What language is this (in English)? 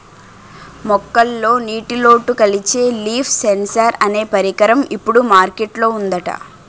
Telugu